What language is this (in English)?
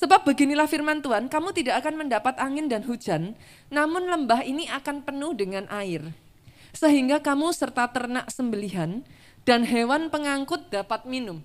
Indonesian